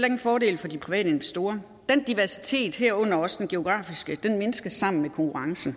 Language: Danish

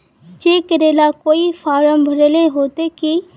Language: Magahi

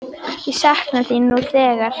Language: Icelandic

